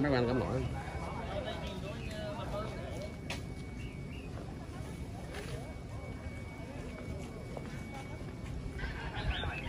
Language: Vietnamese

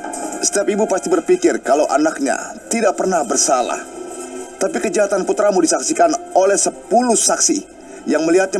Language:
Indonesian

